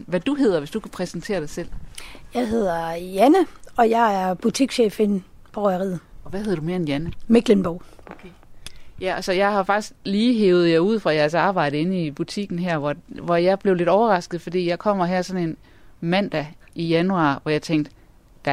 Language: Danish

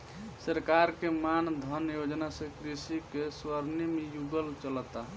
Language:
Bhojpuri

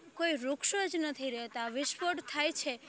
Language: Gujarati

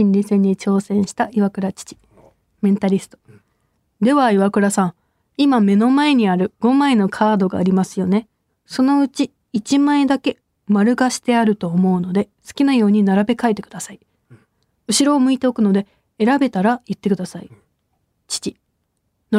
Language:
Japanese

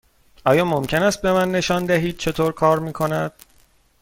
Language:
Persian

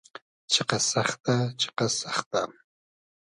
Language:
Hazaragi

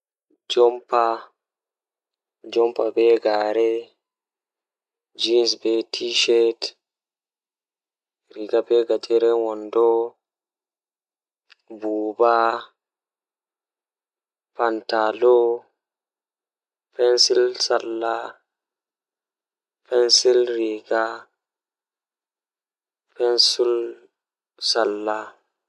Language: Fula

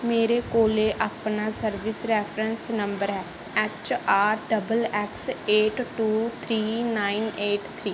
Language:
Punjabi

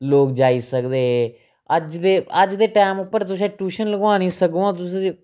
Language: Dogri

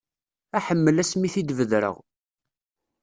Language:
Kabyle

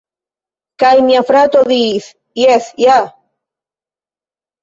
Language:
Esperanto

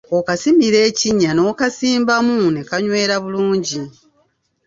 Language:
Ganda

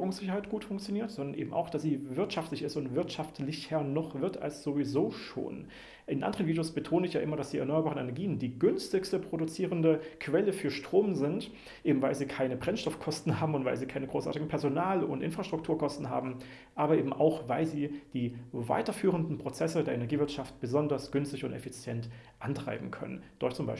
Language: German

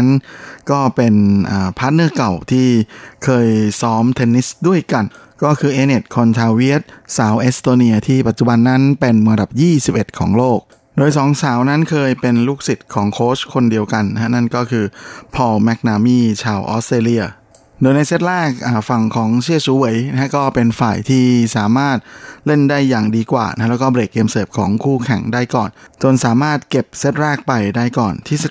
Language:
Thai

